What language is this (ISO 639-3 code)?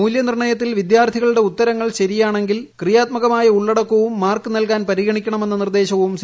mal